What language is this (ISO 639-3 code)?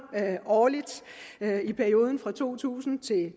dan